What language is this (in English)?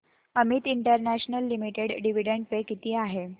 Marathi